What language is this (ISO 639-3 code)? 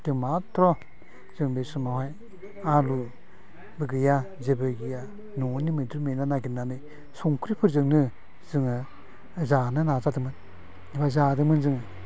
brx